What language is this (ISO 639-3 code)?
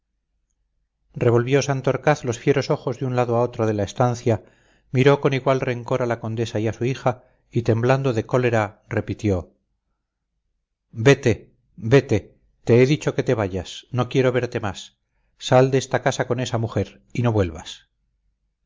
spa